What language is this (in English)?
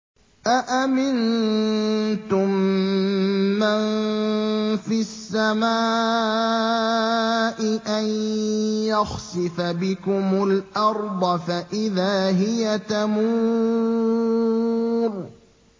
Arabic